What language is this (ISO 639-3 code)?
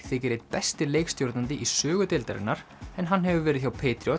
isl